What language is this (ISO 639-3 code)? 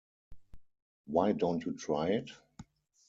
eng